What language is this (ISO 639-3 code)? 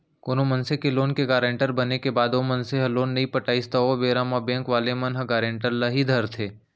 hne